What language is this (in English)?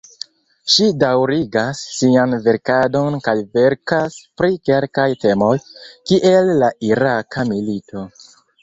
Esperanto